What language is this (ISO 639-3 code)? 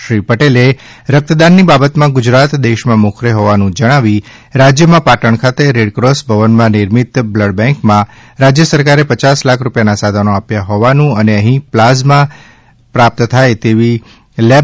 guj